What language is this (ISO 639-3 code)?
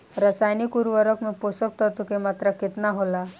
bho